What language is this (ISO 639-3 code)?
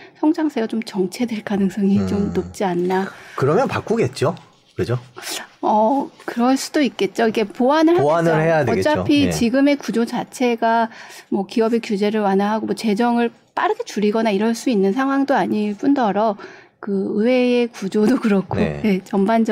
kor